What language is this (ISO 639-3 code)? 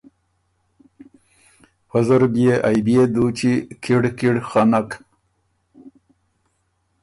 oru